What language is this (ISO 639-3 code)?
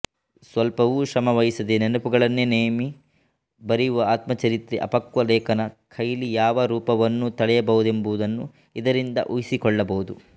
kan